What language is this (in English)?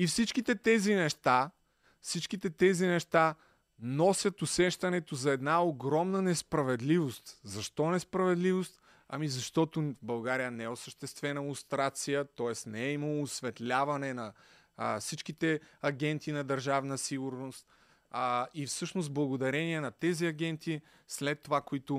Bulgarian